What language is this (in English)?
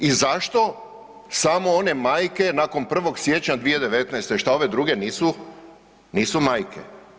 Croatian